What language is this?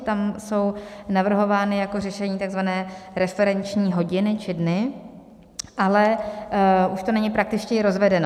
Czech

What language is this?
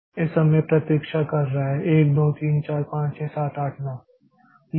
Hindi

